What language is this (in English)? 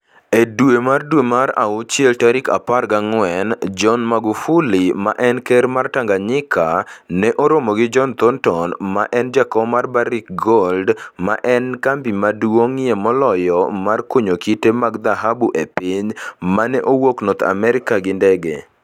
Luo (Kenya and Tanzania)